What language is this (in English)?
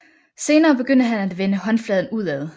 Danish